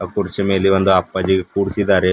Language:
Kannada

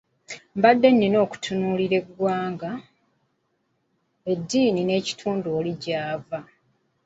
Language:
Ganda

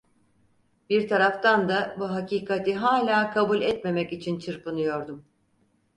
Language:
Turkish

